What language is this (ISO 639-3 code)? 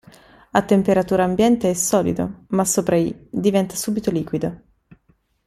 ita